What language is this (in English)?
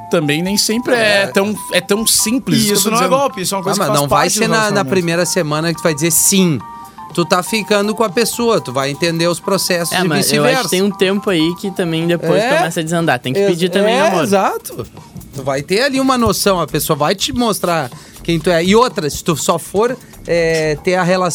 Portuguese